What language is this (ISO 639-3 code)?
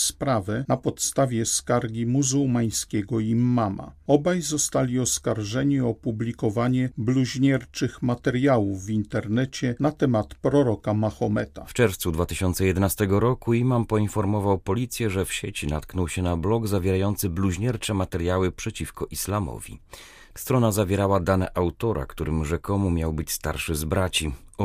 pol